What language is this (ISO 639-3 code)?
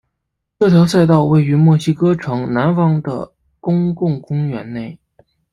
zho